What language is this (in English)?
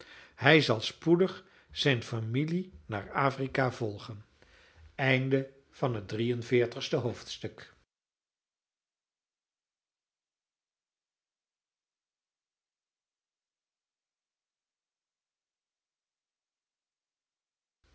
Dutch